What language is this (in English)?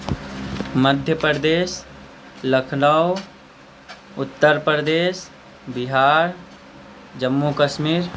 Maithili